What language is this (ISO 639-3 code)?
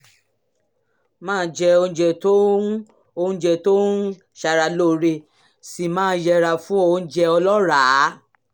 yor